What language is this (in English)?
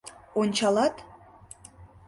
Mari